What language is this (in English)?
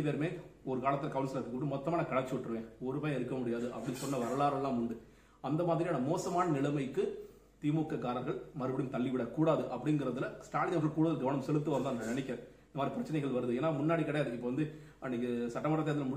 Tamil